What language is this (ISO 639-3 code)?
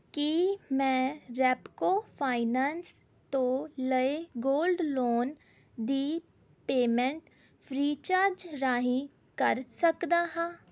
pan